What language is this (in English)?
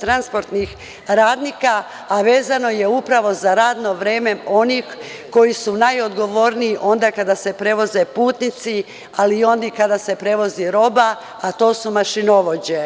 Serbian